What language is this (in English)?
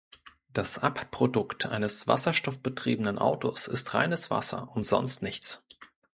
German